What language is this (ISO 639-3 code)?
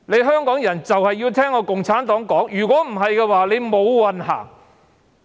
yue